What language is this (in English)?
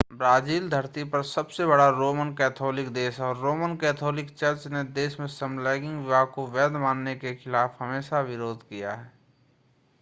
Hindi